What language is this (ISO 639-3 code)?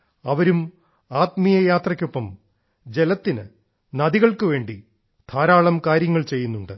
mal